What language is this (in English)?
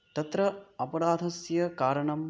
Sanskrit